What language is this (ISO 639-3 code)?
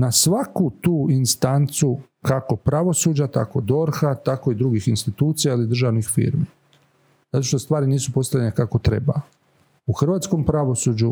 hrv